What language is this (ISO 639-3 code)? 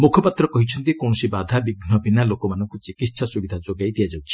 ori